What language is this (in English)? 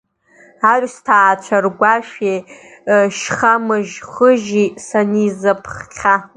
Abkhazian